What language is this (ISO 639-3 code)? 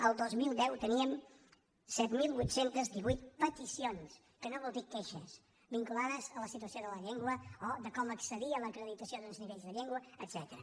cat